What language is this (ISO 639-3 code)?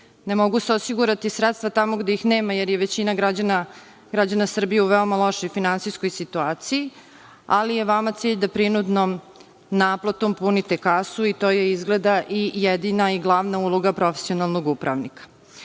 srp